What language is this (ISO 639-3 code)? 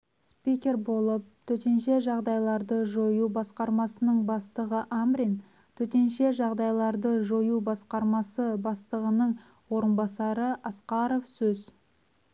kaz